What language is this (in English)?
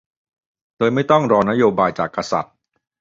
Thai